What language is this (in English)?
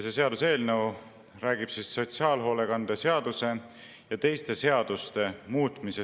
Estonian